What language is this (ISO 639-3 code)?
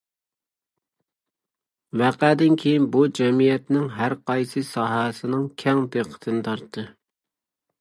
uig